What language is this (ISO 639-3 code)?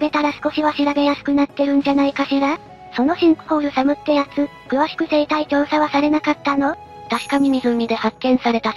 jpn